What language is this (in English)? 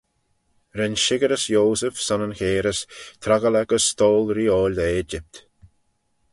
Manx